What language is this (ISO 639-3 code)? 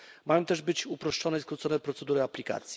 pol